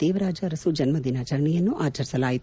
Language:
Kannada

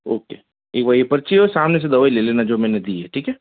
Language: Hindi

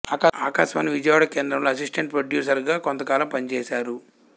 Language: Telugu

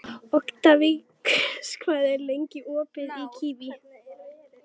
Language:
Icelandic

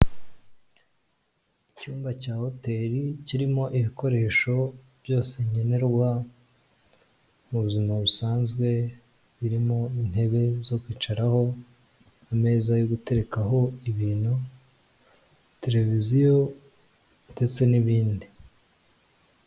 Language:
Kinyarwanda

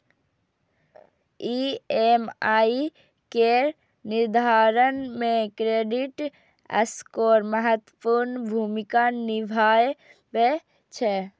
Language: Maithili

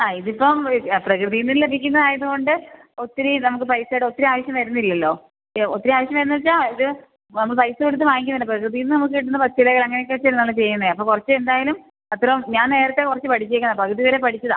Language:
Malayalam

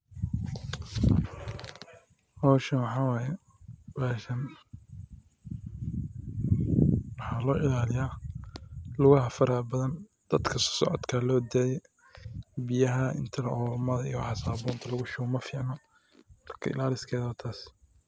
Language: Somali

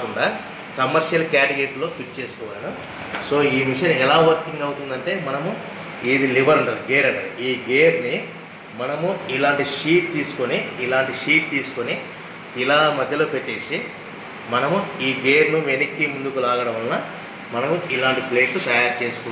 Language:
Hindi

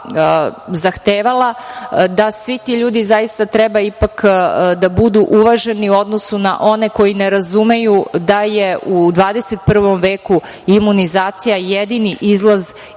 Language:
Serbian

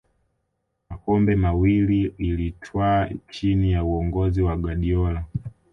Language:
Swahili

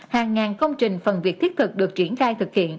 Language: Vietnamese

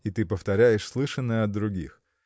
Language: Russian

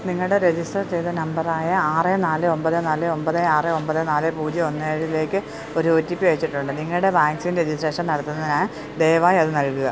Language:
Malayalam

